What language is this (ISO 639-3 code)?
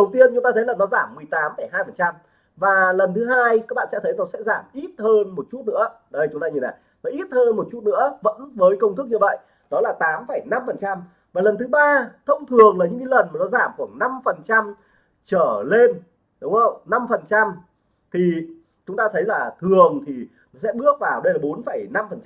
vie